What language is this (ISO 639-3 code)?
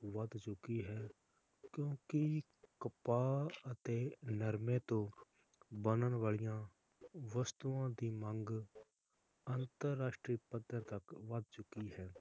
pan